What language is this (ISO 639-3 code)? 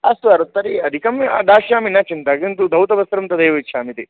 san